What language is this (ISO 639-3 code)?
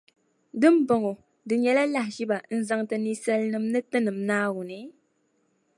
dag